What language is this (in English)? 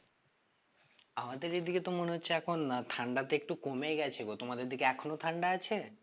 Bangla